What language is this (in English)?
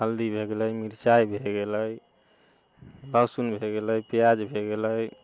Maithili